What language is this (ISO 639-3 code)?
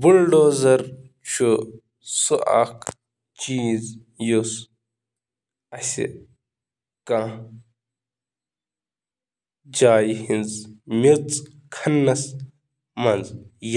kas